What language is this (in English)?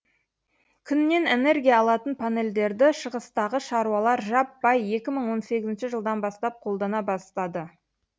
Kazakh